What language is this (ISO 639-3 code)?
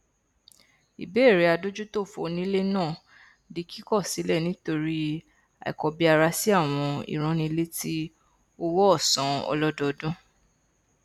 yor